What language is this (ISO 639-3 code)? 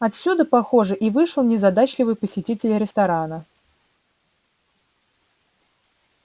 rus